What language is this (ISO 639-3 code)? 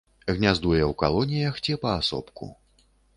bel